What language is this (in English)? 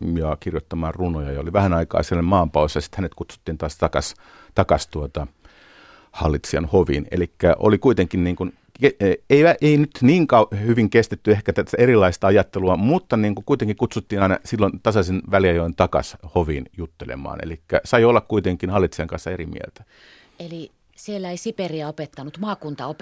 Finnish